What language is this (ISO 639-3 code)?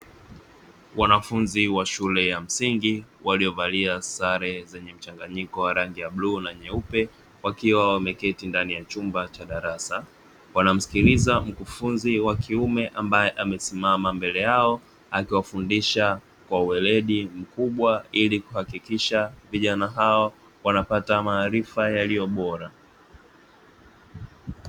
swa